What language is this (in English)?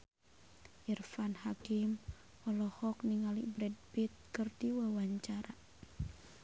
Sundanese